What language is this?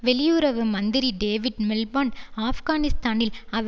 Tamil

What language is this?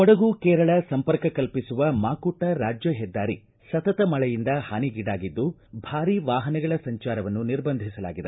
Kannada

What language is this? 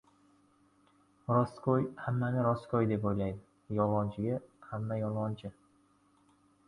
Uzbek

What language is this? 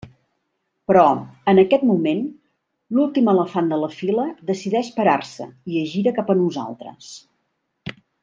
Catalan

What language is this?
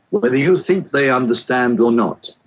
English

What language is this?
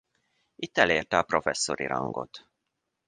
Hungarian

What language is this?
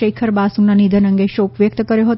Gujarati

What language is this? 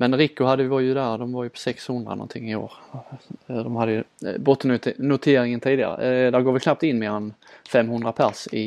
Swedish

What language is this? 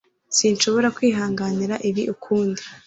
Kinyarwanda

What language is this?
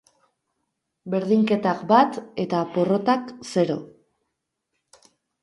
Basque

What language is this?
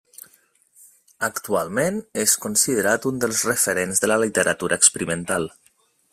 Catalan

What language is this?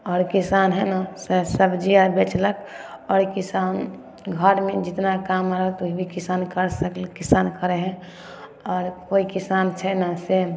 Maithili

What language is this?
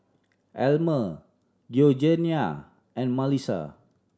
English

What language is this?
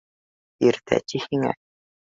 Bashkir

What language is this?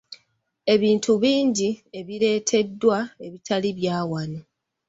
Ganda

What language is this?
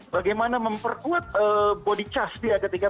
Indonesian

